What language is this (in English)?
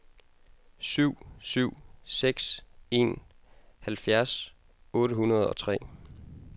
Danish